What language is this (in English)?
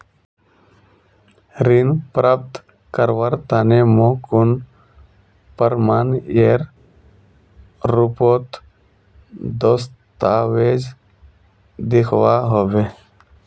Magahi